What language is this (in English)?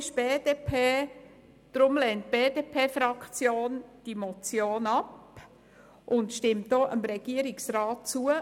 Swiss German